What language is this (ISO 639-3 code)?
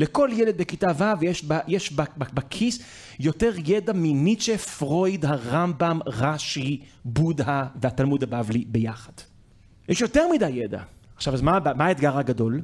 heb